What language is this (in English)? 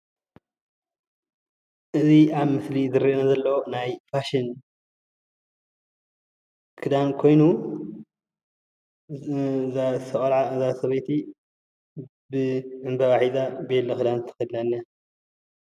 Tigrinya